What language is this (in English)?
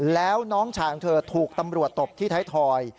Thai